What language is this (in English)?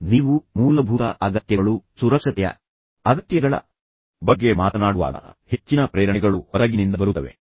Kannada